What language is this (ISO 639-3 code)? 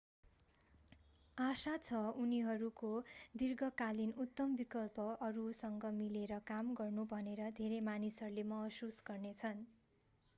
nep